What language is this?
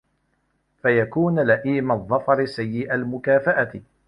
Arabic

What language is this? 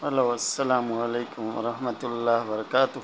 Urdu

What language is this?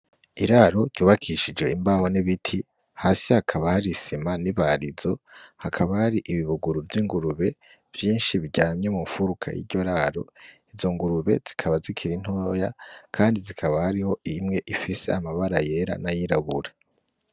Rundi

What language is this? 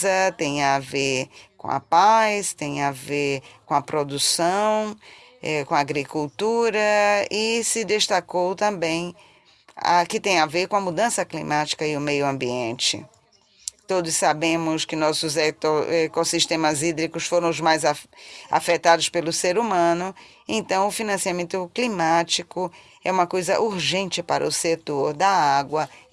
Portuguese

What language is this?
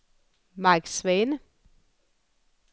Danish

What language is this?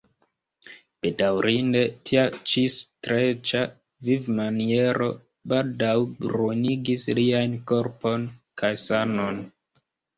Esperanto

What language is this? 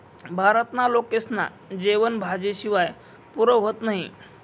Marathi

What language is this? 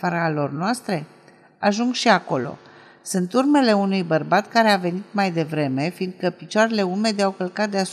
Romanian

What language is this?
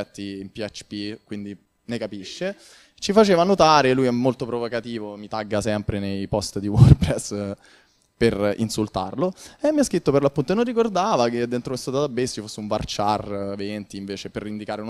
Italian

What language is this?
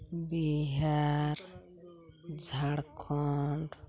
Santali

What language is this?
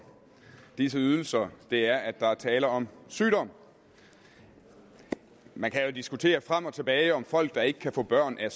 Danish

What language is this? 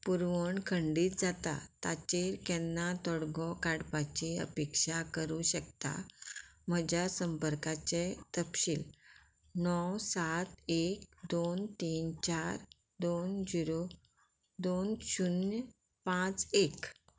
Konkani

